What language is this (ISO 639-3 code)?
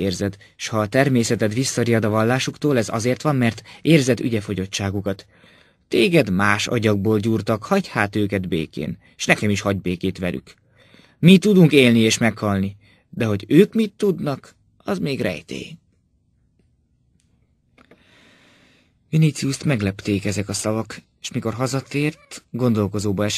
hun